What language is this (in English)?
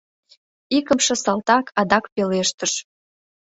Mari